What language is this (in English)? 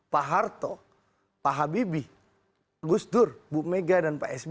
Indonesian